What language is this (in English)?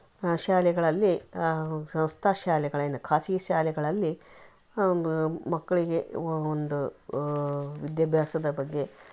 Kannada